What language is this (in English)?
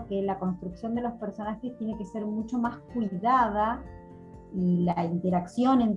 Spanish